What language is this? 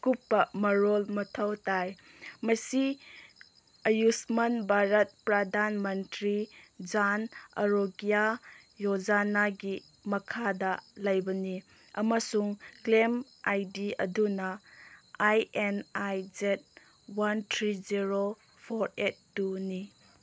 Manipuri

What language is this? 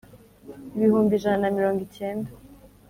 Kinyarwanda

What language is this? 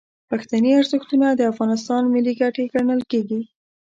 Pashto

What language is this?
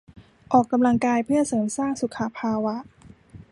Thai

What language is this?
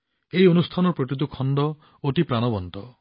Assamese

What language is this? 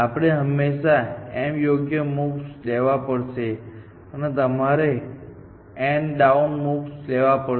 Gujarati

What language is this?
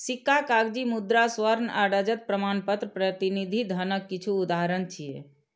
Maithili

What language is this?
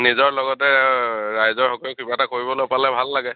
Assamese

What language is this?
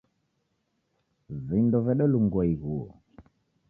Taita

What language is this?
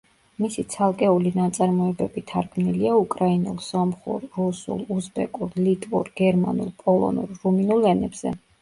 Georgian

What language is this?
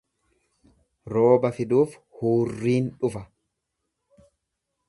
Oromo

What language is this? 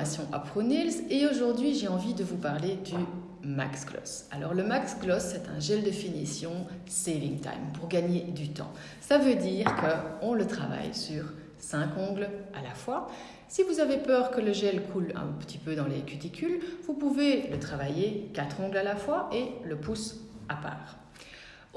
French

